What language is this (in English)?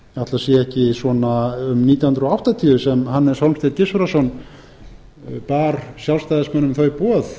Icelandic